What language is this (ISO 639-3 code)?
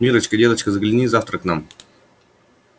rus